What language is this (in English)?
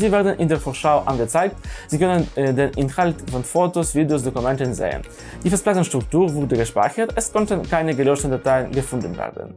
German